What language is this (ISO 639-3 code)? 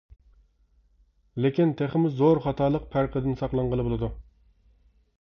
uig